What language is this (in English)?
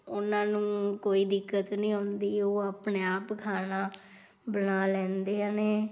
Punjabi